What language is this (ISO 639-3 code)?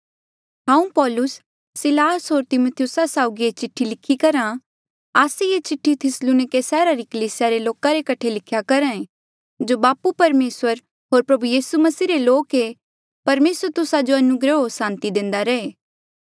mjl